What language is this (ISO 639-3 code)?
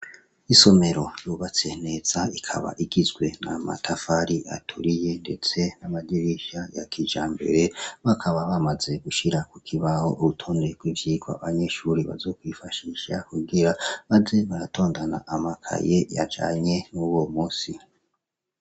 run